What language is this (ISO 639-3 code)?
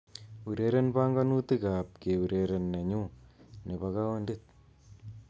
kln